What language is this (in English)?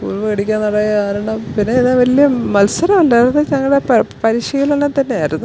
Malayalam